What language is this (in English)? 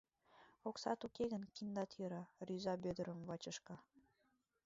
Mari